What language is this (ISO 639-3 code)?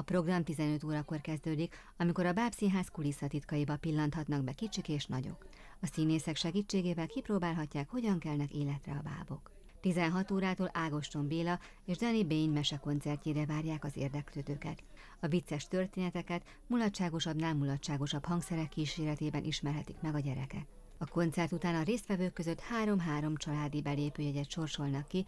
hun